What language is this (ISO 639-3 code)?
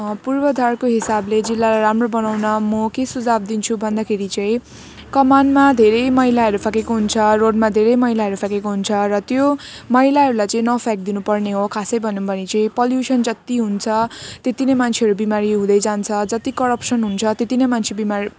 nep